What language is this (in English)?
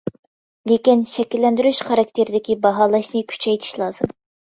Uyghur